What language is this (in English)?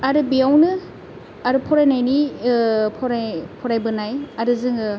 Bodo